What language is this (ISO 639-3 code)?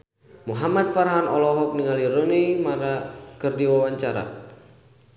sun